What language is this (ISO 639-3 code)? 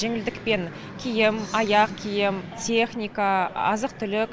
kaz